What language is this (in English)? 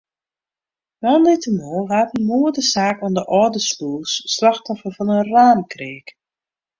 Western Frisian